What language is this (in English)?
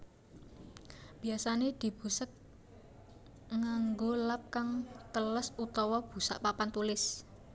Javanese